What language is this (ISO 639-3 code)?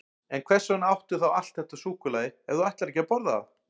isl